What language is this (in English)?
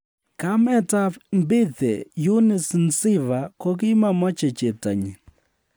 Kalenjin